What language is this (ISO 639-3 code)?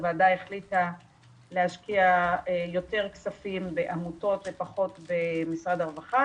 heb